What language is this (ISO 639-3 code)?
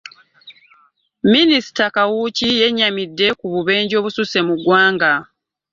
lug